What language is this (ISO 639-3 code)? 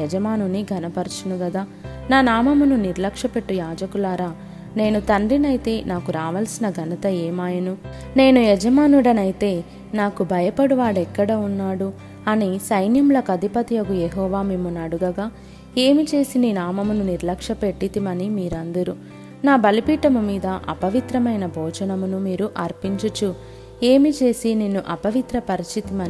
tel